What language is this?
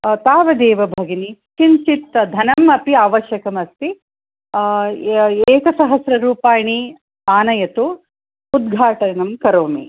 Sanskrit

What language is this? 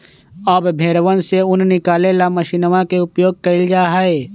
Magahi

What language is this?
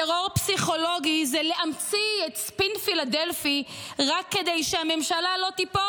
Hebrew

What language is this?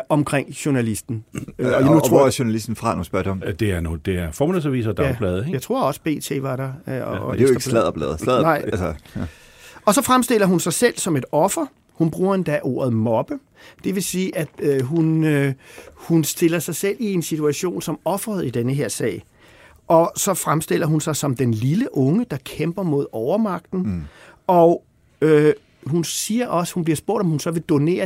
Danish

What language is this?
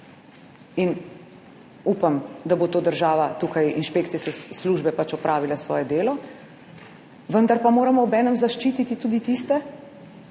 Slovenian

